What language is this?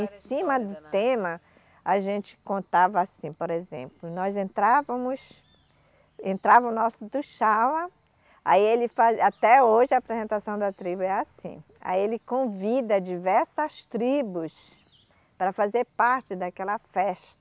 Portuguese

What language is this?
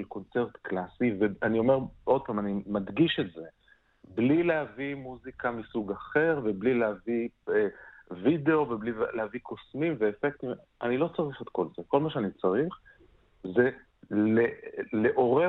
Hebrew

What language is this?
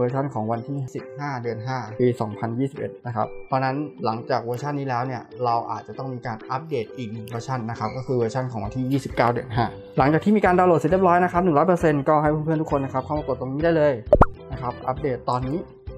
Thai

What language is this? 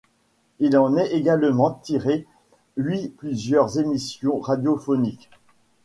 French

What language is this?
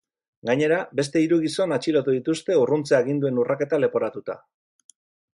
Basque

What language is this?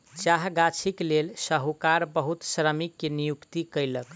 Maithili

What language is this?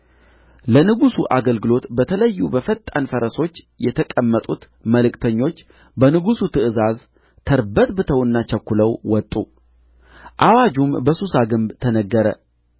Amharic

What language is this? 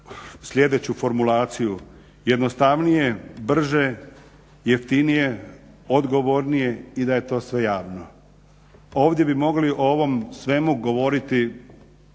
Croatian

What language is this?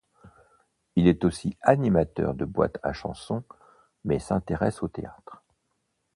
French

